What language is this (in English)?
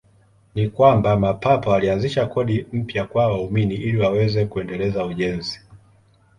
Swahili